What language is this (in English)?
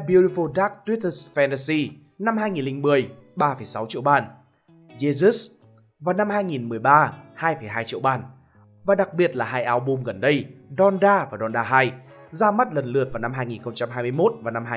Vietnamese